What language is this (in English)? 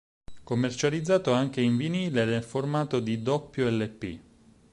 Italian